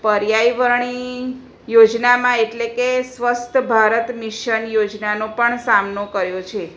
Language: Gujarati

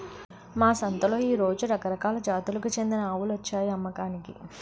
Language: Telugu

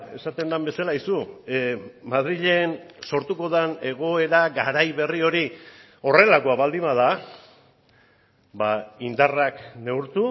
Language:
Basque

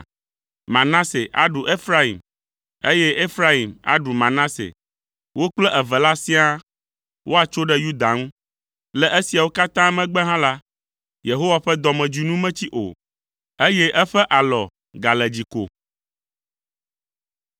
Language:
Ewe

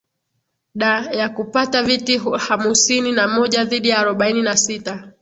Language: Swahili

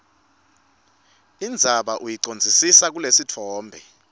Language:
Swati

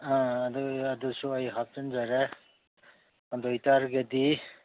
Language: Manipuri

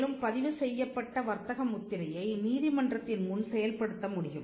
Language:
Tamil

